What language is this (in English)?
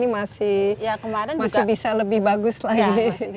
Indonesian